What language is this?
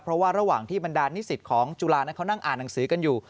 Thai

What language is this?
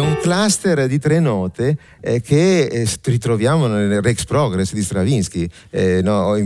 Italian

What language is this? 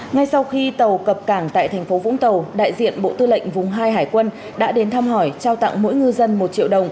Vietnamese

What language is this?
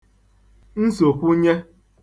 Igbo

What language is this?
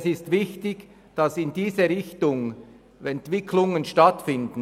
Swiss German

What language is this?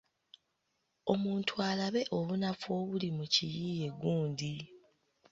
Ganda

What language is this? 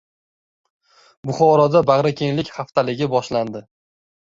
Uzbek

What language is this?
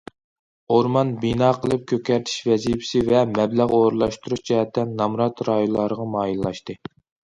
Uyghur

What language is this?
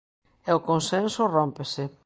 Galician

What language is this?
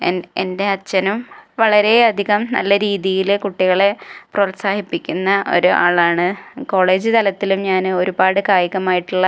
Malayalam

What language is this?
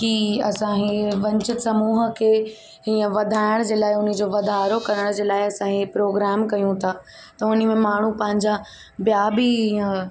Sindhi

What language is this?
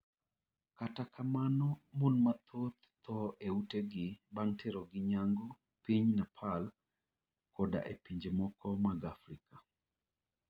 Luo (Kenya and Tanzania)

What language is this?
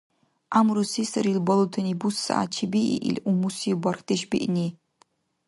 Dargwa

